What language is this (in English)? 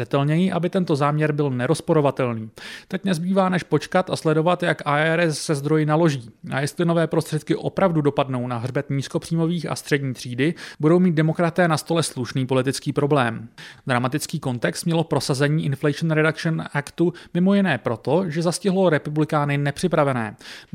Czech